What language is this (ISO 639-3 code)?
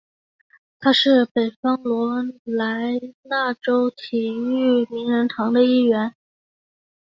zho